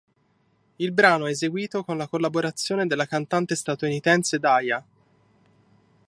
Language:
Italian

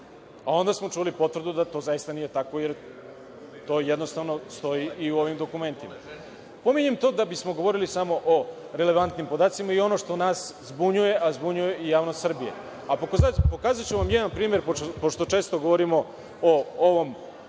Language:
Serbian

